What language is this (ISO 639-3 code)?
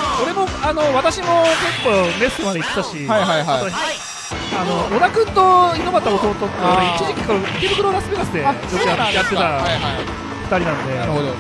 jpn